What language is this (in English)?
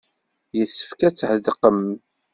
Kabyle